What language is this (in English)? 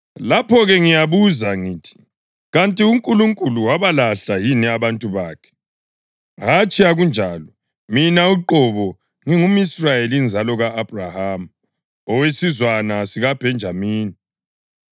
North Ndebele